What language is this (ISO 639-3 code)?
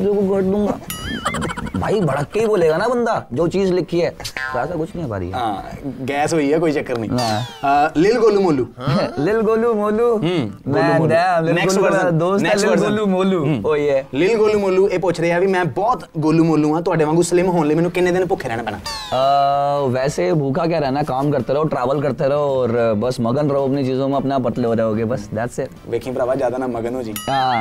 pan